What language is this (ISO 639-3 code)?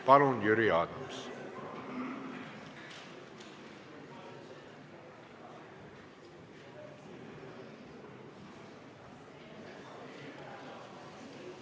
est